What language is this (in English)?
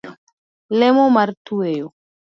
Luo (Kenya and Tanzania)